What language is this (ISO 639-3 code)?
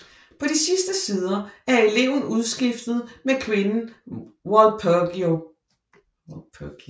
dan